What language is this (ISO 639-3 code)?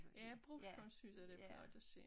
dan